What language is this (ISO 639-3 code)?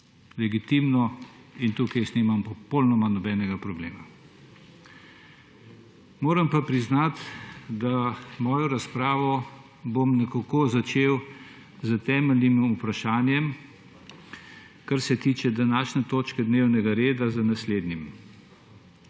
slv